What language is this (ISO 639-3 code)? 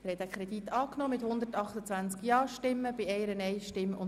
gsw